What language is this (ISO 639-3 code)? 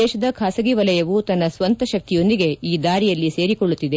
kan